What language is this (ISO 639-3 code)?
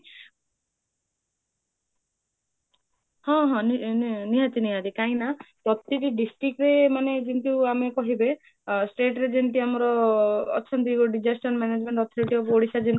ori